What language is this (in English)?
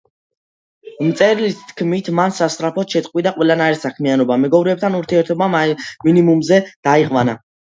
Georgian